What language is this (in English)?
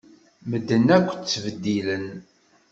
Kabyle